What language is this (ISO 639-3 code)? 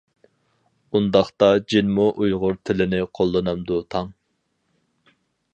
uig